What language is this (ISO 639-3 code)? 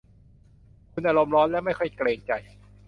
tha